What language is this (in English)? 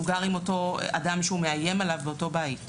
Hebrew